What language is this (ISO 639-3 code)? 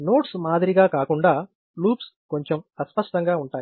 tel